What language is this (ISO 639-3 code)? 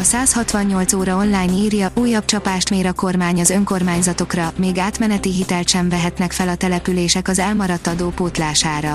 hun